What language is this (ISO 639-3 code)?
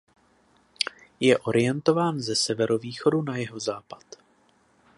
ces